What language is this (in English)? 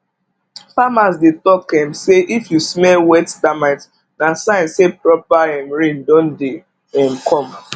Nigerian Pidgin